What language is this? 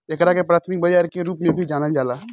Bhojpuri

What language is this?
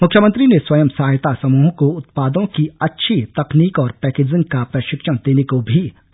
Hindi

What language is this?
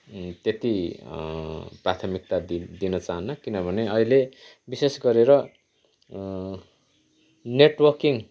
Nepali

